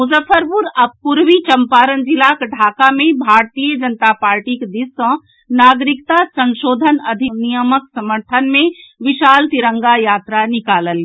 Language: Maithili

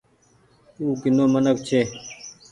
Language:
Goaria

